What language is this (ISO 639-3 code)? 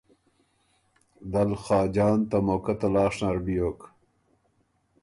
oru